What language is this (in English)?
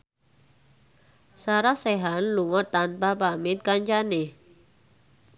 Javanese